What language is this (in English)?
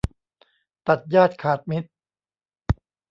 Thai